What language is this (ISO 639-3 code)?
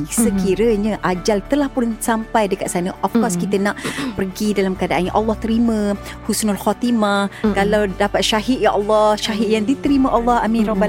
msa